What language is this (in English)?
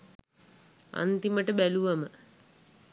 Sinhala